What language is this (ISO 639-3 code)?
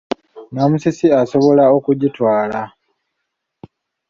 lug